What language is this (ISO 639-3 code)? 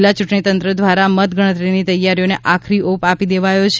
guj